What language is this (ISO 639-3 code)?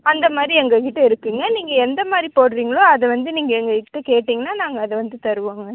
tam